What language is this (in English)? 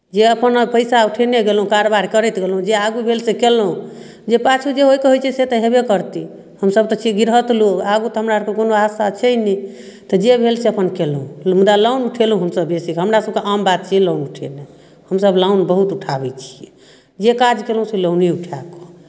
Maithili